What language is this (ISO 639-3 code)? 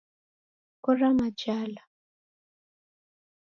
dav